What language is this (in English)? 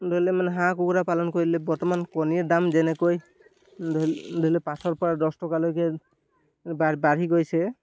Assamese